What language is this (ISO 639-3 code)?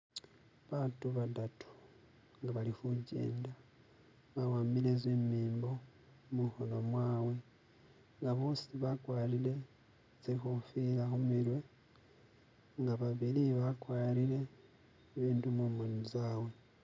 myx